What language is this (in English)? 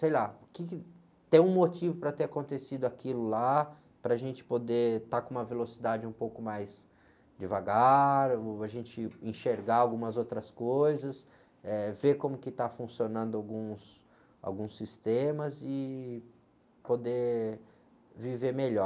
Portuguese